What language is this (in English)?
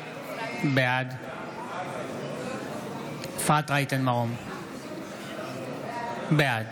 Hebrew